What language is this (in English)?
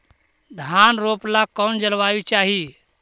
Magahi